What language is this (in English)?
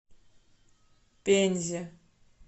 Russian